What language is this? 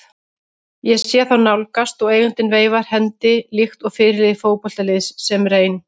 Icelandic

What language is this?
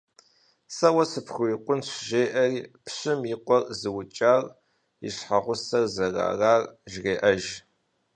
Kabardian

